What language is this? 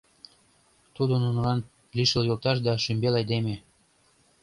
Mari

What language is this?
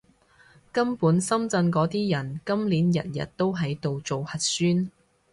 Cantonese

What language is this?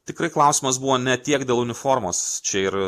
Lithuanian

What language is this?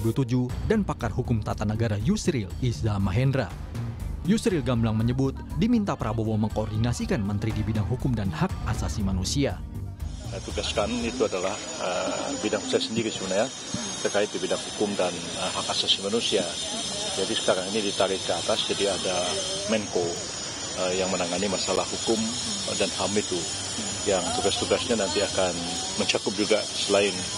Indonesian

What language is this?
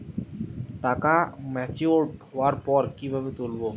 Bangla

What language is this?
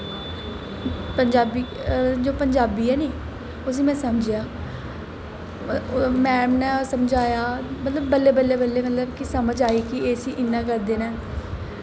Dogri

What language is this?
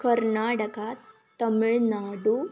Sanskrit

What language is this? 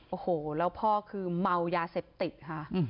Thai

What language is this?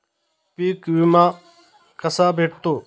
Marathi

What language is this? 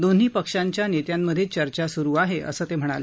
Marathi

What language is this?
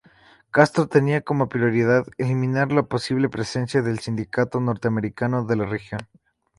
Spanish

